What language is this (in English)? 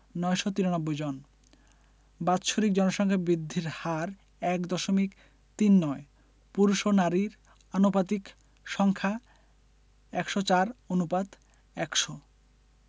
Bangla